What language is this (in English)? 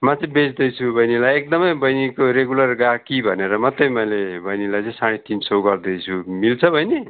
Nepali